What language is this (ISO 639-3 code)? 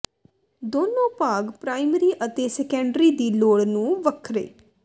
pan